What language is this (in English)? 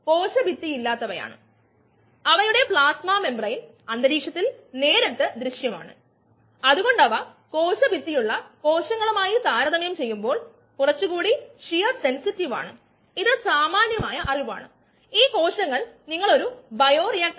Malayalam